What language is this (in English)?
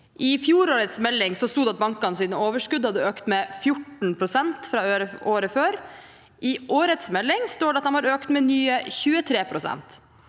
Norwegian